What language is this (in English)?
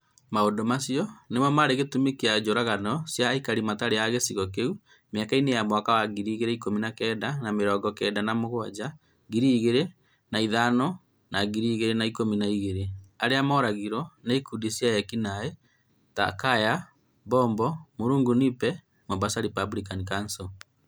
Kikuyu